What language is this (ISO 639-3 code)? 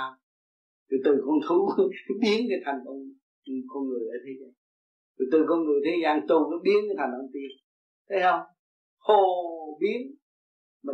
vie